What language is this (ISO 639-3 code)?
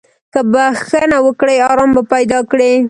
pus